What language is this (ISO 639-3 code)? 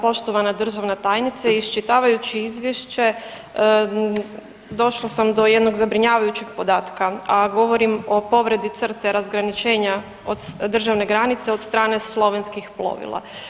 hrv